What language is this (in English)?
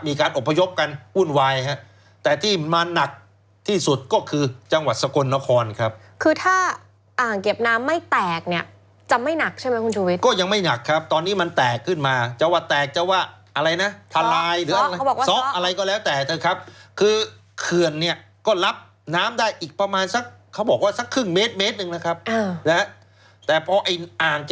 Thai